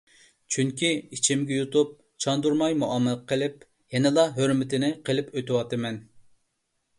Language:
Uyghur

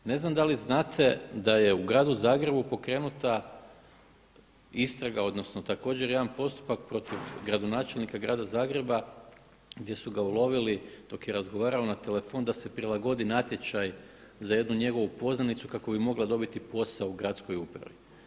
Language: Croatian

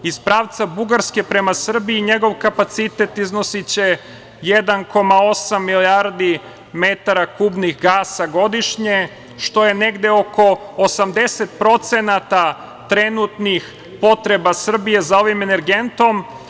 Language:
Serbian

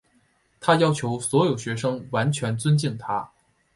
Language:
Chinese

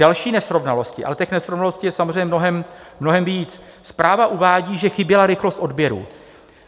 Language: Czech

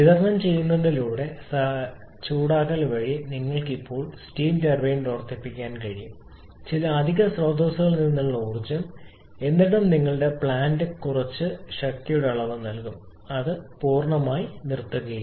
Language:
Malayalam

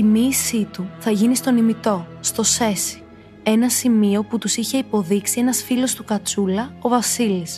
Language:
Greek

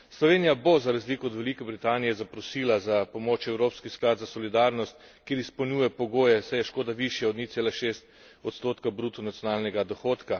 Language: Slovenian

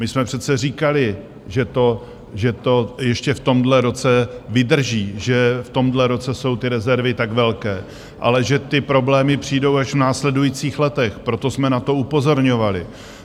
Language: Czech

